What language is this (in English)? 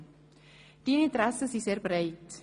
Swiss German